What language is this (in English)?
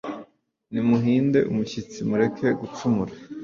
Kinyarwanda